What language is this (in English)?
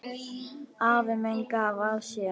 Icelandic